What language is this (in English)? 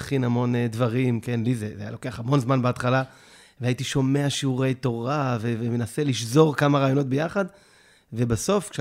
Hebrew